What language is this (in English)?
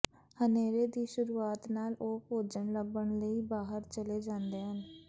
Punjabi